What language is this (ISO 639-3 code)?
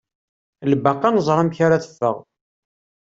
kab